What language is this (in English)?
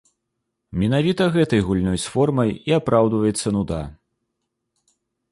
Belarusian